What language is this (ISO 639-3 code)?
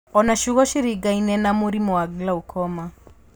kik